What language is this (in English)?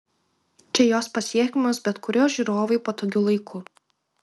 Lithuanian